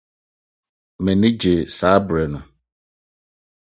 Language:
Akan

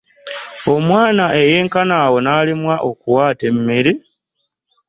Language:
Ganda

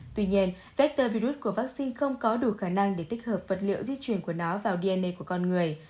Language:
Vietnamese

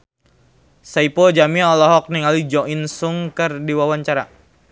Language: Sundanese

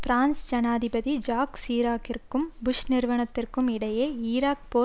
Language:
Tamil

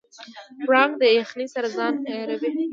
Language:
Pashto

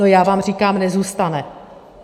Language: Czech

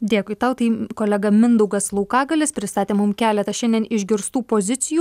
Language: Lithuanian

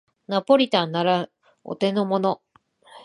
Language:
Japanese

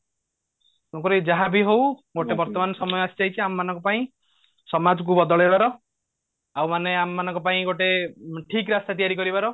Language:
Odia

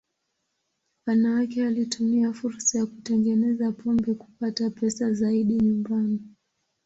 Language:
Swahili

